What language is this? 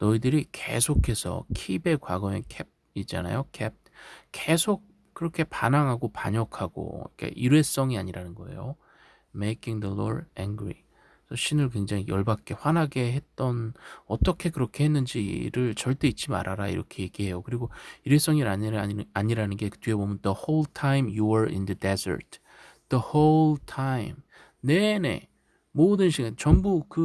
Korean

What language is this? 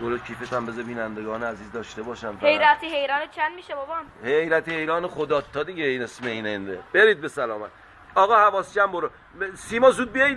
Persian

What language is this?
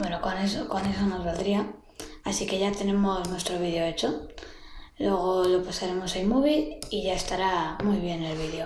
Spanish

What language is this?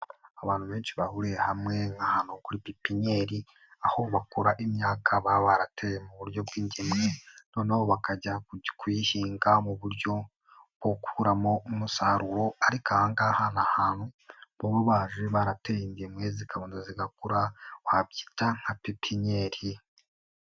Kinyarwanda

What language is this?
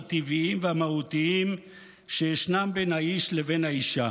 Hebrew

